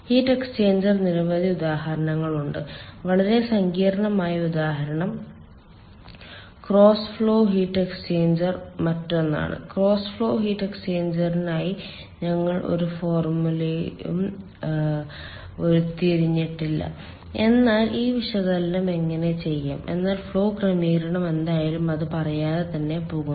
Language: Malayalam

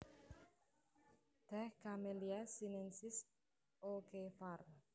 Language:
Javanese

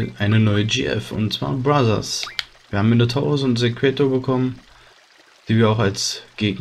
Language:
German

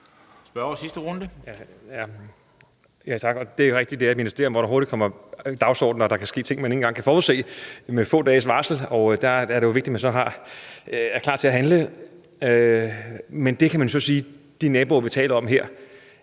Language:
Danish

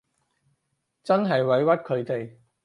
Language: Cantonese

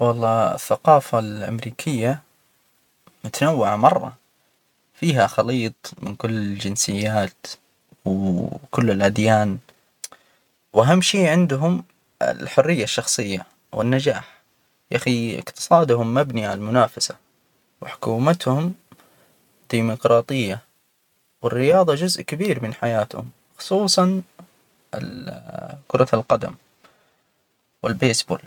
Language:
Hijazi Arabic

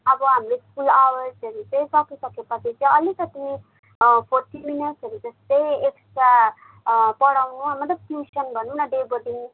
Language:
Nepali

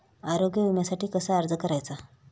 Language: Marathi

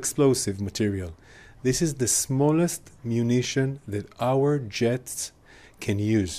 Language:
Arabic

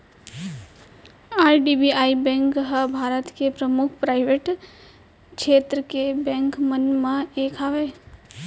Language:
Chhattisgarhi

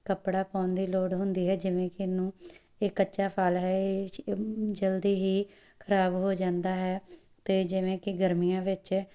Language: Punjabi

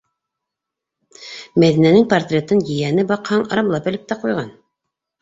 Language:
Bashkir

